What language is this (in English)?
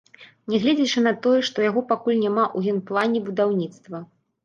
Belarusian